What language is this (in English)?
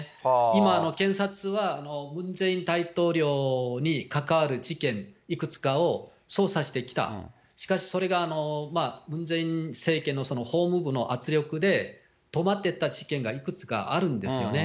Japanese